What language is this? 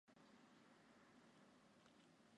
Chinese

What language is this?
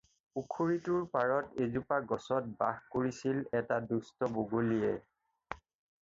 Assamese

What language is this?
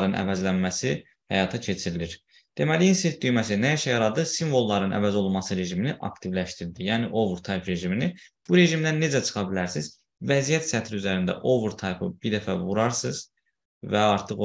Turkish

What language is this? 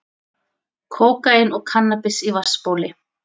Icelandic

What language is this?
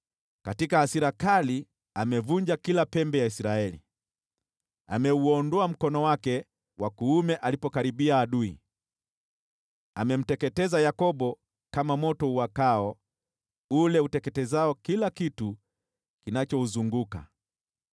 Swahili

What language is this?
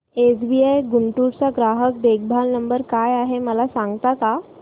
Marathi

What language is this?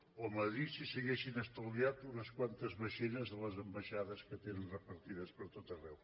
Catalan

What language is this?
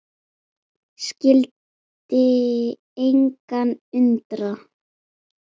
Icelandic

